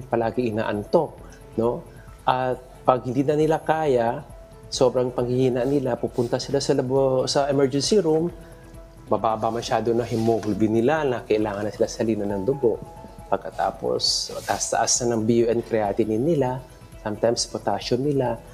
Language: Filipino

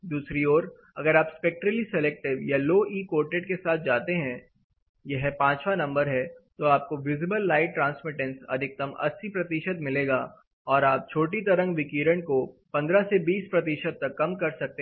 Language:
Hindi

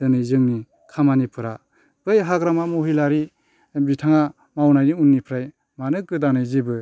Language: Bodo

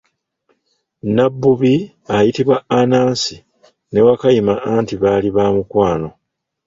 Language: Ganda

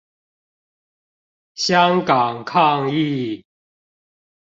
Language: Chinese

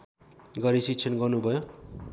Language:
Nepali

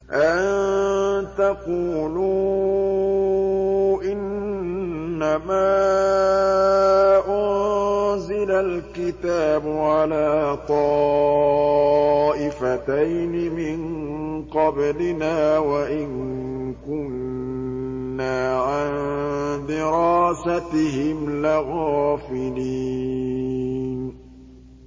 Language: Arabic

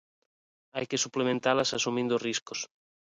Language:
Galician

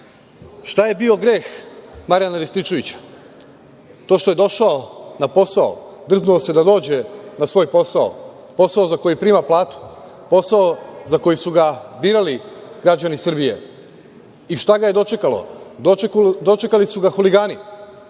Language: Serbian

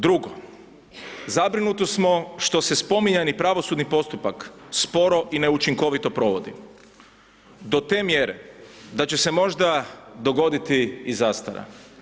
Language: Croatian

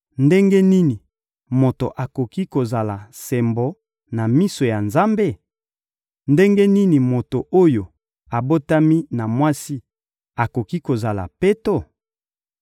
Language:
Lingala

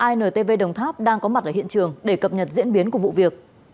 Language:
Vietnamese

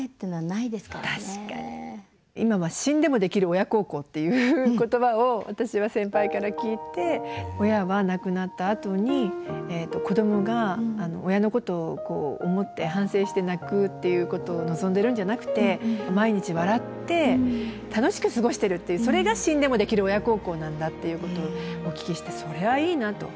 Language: Japanese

